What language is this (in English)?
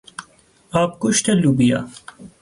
Persian